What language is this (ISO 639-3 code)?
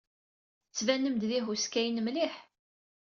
kab